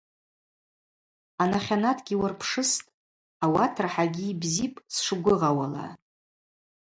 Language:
Abaza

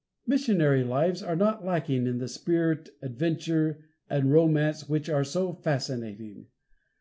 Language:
English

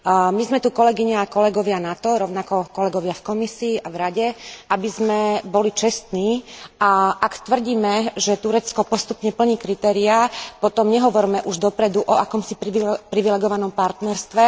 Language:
Slovak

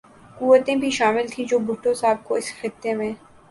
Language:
Urdu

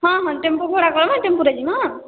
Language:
Odia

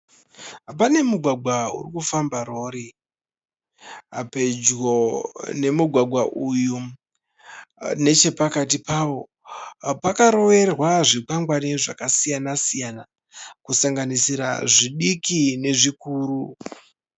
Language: Shona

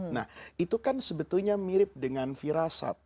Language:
Indonesian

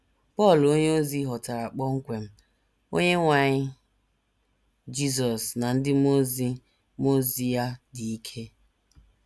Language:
Igbo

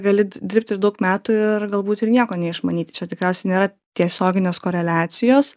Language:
Lithuanian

